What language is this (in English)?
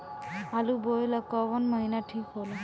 Bhojpuri